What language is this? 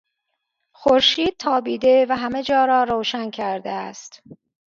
Persian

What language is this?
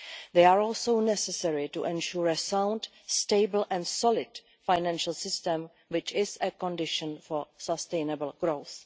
English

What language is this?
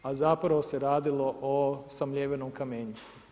Croatian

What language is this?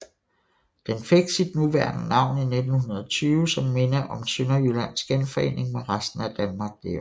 Danish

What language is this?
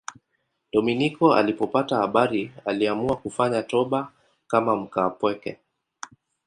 Swahili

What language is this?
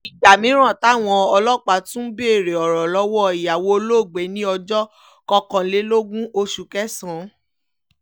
Yoruba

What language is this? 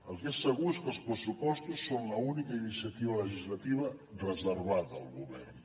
Catalan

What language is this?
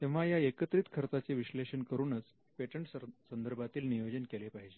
Marathi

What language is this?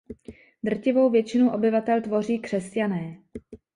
Czech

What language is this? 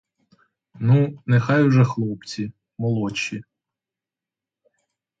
Ukrainian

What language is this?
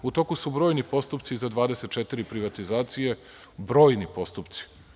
Serbian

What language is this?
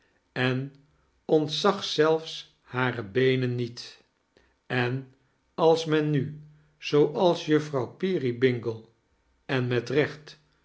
Dutch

